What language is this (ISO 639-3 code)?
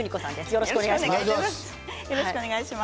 jpn